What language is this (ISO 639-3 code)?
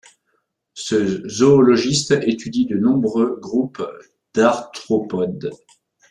fra